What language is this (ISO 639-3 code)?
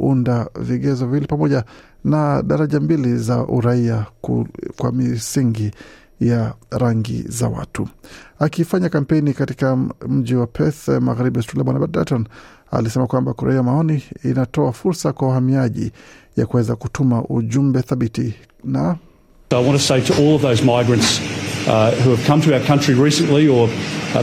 swa